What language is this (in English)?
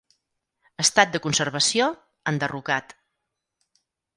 Catalan